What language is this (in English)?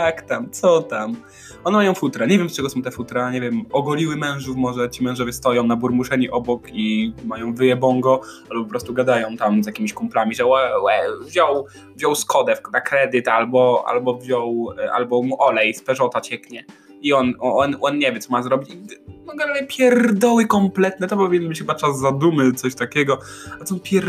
Polish